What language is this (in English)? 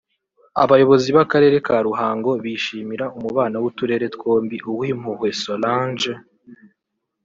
Kinyarwanda